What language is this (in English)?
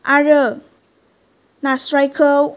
Bodo